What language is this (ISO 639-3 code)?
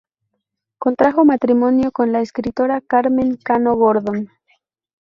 spa